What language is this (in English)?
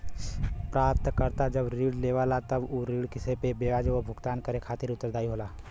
Bhojpuri